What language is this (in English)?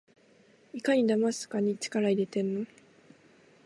Japanese